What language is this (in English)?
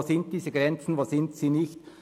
Swiss German